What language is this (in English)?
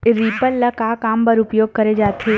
Chhattisgarhi